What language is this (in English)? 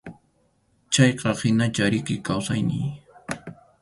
Arequipa-La Unión Quechua